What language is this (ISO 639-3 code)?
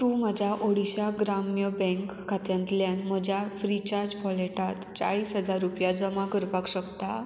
kok